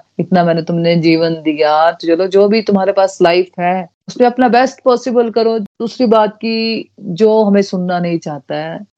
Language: Hindi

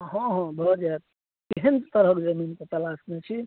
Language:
Maithili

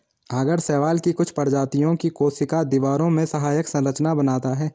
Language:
Hindi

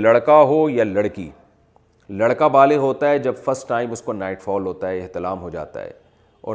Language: Urdu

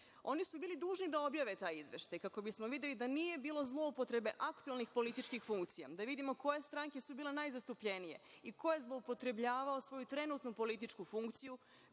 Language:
Serbian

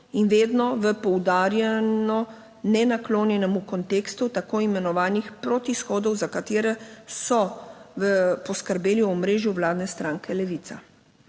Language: Slovenian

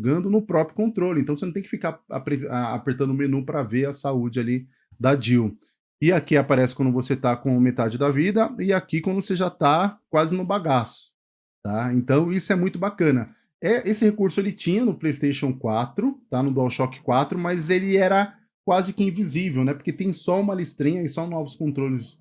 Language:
Portuguese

